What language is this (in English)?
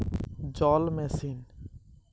Bangla